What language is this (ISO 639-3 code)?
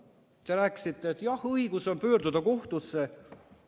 est